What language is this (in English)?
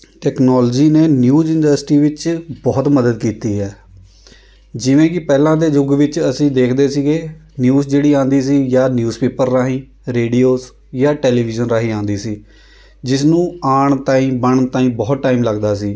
Punjabi